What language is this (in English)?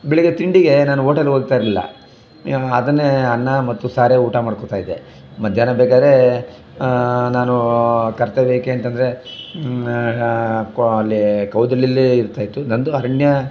Kannada